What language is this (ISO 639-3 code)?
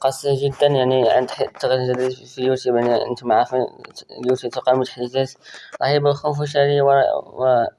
ara